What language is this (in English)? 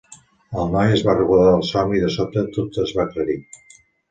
Catalan